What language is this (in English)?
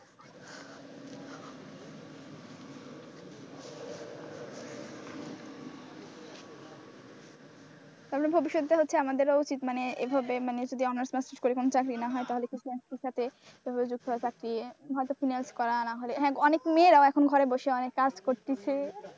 Bangla